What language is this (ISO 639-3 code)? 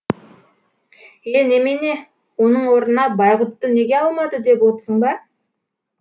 kaz